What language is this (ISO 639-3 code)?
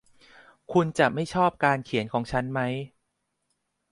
tha